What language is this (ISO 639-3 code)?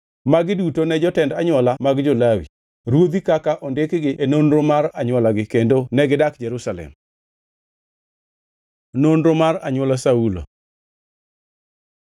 luo